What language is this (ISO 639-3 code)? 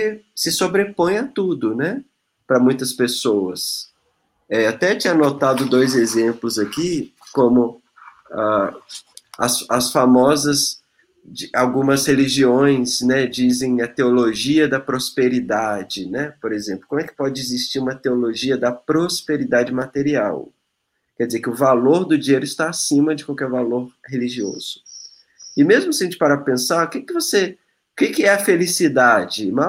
por